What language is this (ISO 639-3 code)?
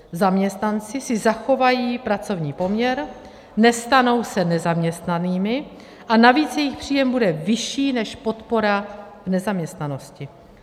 ces